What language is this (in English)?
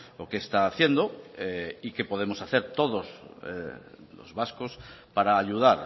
Spanish